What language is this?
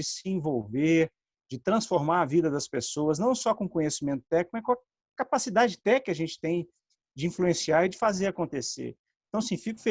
Portuguese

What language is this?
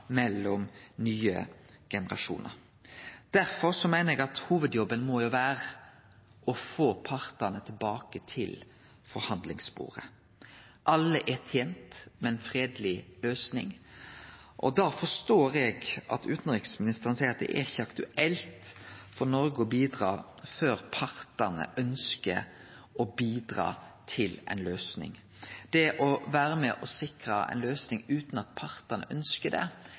Norwegian Nynorsk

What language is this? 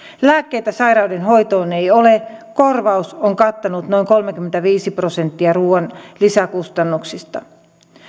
Finnish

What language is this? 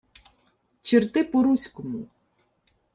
Ukrainian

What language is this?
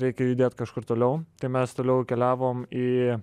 Lithuanian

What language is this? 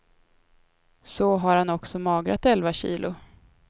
Swedish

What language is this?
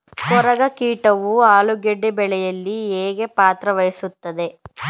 Kannada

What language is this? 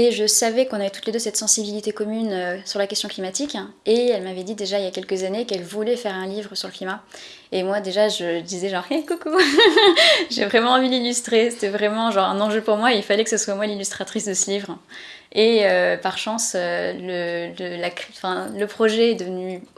French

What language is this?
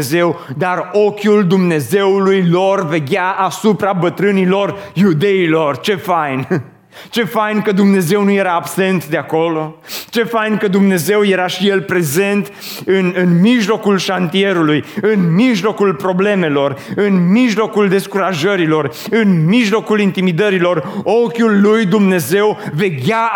Romanian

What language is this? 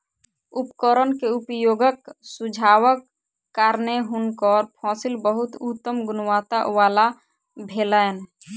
Maithili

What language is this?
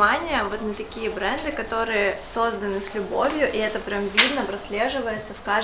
Russian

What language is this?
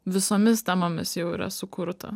Lithuanian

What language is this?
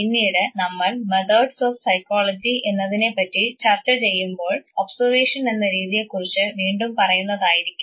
Malayalam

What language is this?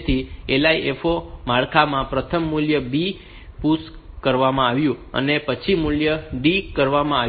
Gujarati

